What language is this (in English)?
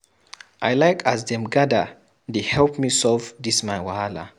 Nigerian Pidgin